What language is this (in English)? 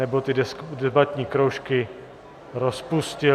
Czech